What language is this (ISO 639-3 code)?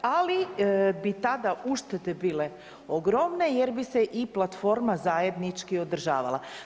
hrv